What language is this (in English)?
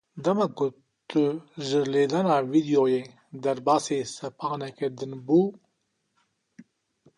Kurdish